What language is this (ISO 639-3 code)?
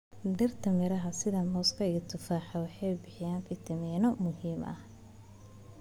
som